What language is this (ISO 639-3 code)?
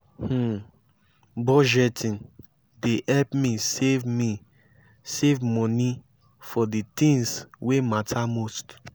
pcm